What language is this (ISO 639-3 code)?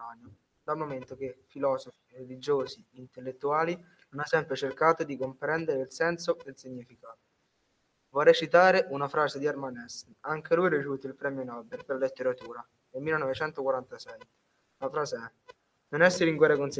ita